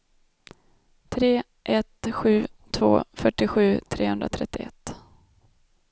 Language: Swedish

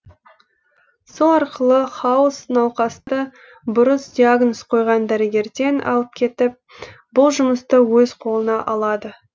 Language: Kazakh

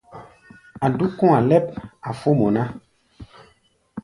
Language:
Gbaya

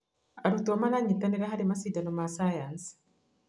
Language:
Kikuyu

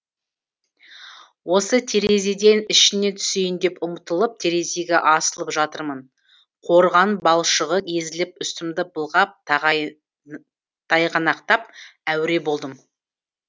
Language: Kazakh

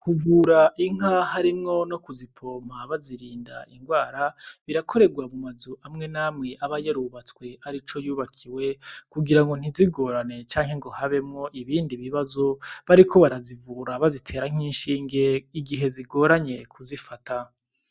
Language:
Rundi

